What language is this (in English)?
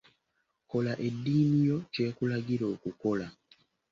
Ganda